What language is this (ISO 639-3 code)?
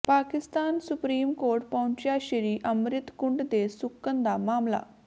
pan